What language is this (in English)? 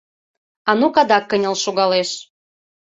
Mari